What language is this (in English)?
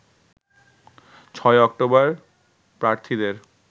Bangla